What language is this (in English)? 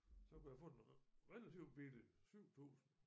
Danish